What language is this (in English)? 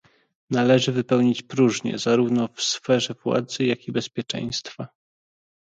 Polish